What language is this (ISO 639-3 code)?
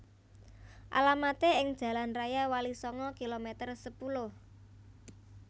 jav